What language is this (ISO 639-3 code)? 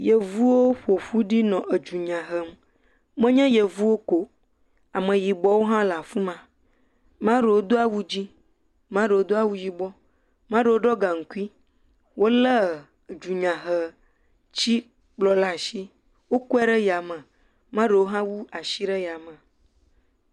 ewe